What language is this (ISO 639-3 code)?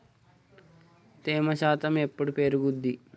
tel